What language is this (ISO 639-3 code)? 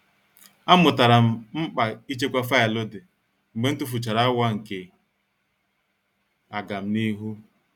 ibo